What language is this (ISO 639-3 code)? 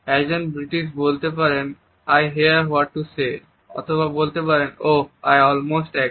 ben